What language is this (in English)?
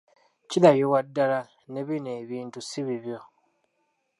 Ganda